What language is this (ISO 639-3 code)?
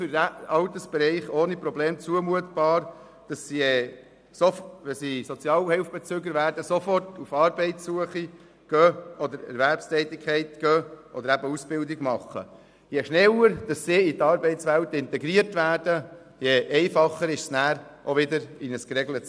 gsw